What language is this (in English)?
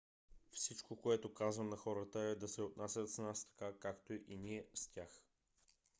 Bulgarian